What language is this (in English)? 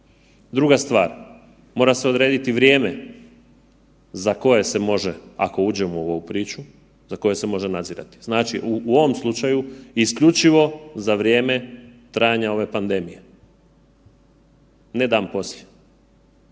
Croatian